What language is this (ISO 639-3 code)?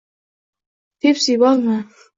uzb